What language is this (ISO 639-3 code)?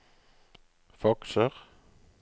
nor